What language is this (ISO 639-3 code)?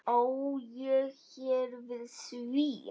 isl